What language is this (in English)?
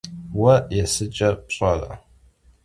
Kabardian